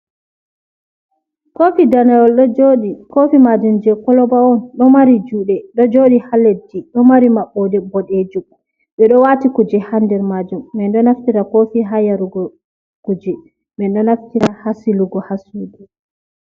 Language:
Fula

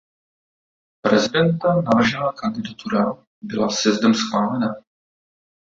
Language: Czech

